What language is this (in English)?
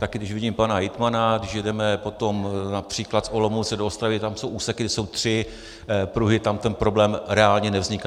Czech